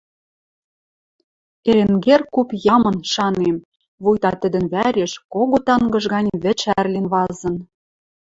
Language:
Western Mari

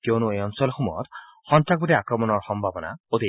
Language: Assamese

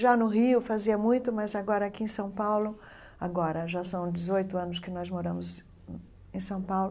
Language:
Portuguese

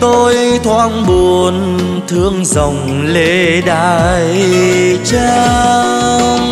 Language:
Vietnamese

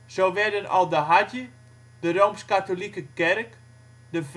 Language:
Dutch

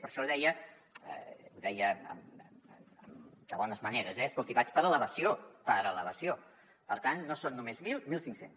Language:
Catalan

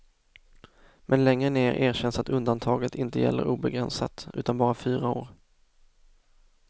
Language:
Swedish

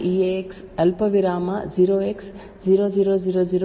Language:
Kannada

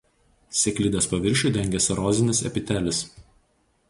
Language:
Lithuanian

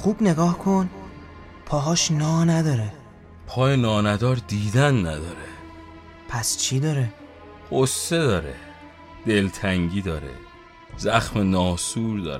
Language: Persian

